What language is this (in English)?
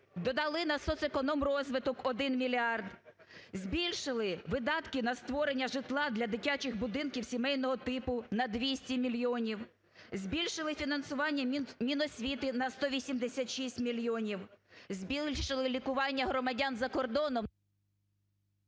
Ukrainian